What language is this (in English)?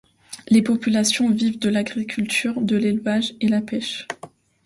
French